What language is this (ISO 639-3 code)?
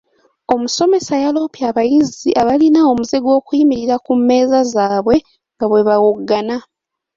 lug